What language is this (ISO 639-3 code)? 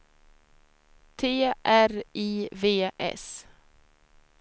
swe